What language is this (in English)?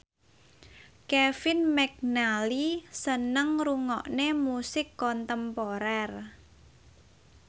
Javanese